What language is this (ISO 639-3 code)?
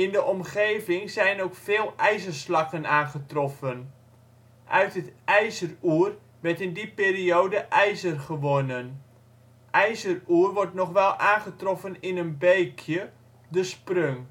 nld